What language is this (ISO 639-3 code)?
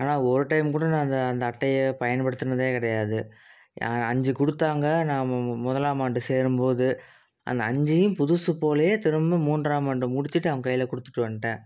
tam